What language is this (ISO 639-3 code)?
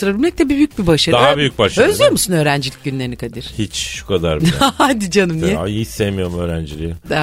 tur